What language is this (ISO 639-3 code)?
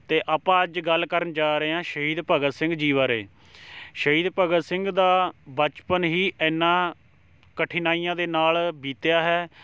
pan